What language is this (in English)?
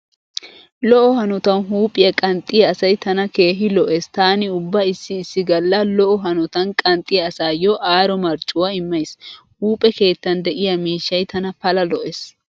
Wolaytta